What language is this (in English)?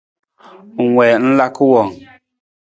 Nawdm